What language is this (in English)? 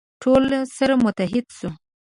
Pashto